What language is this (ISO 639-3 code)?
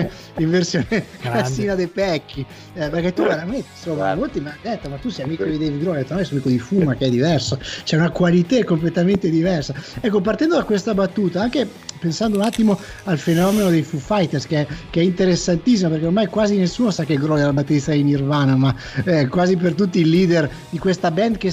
ita